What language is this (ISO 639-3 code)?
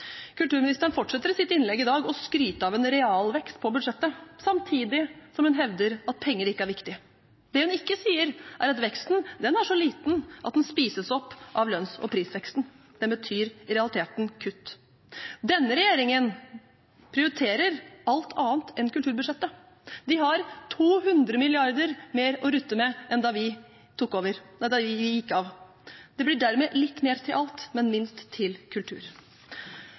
nob